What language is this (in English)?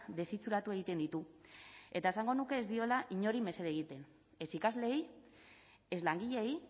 Basque